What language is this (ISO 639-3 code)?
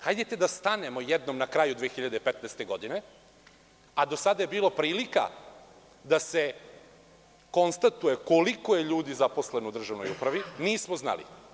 srp